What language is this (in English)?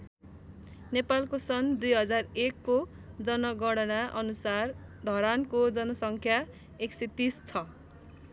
Nepali